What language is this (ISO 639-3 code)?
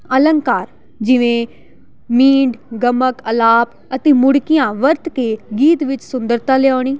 pan